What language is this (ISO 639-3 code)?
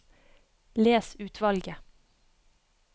nor